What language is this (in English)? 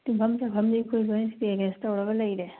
Manipuri